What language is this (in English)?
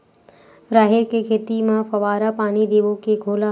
Chhattisgarhi